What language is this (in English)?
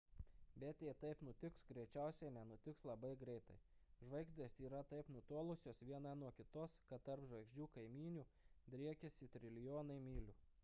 Lithuanian